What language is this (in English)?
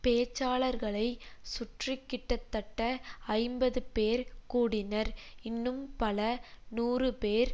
Tamil